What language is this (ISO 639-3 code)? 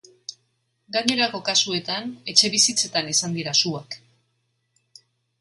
eus